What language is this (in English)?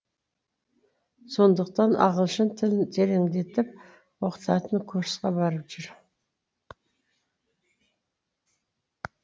Kazakh